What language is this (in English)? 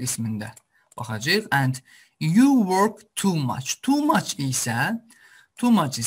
Turkish